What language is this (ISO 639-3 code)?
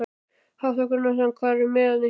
isl